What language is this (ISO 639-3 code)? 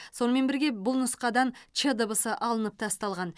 kaz